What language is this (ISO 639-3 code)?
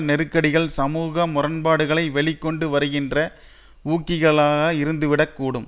tam